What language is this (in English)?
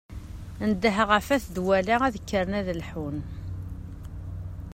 Kabyle